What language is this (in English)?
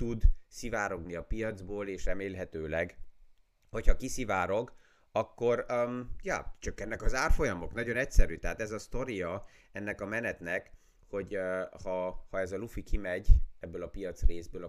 Hungarian